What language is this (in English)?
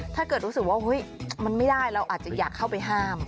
Thai